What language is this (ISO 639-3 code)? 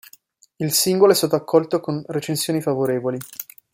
ita